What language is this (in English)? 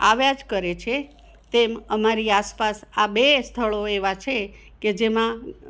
Gujarati